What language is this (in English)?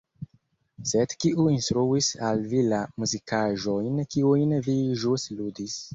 Esperanto